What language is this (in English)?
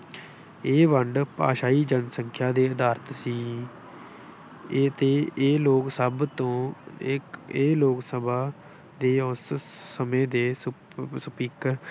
Punjabi